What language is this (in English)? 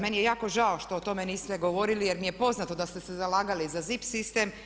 Croatian